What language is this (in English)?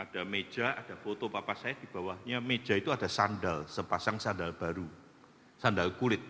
Indonesian